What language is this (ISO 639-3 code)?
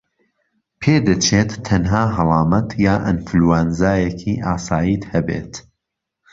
ckb